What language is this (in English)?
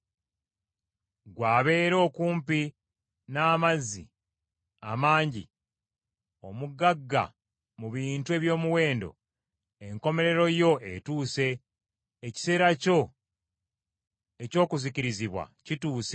Ganda